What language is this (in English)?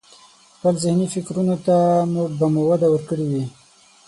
Pashto